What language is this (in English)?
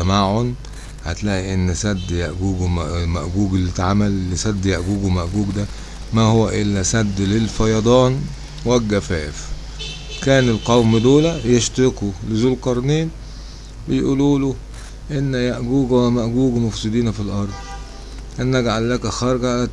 Arabic